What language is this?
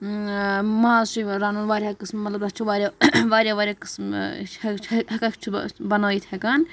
Kashmiri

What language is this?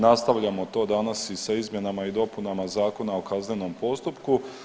Croatian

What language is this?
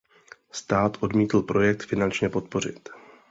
Czech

